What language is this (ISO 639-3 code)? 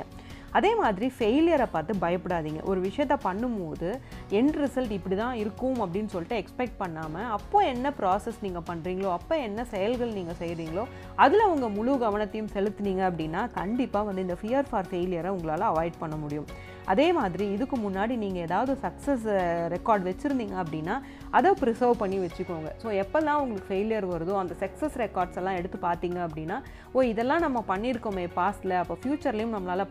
tam